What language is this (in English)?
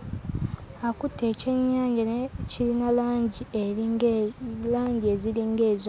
Ganda